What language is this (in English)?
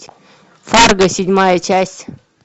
Russian